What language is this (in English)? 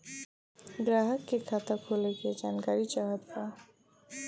Bhojpuri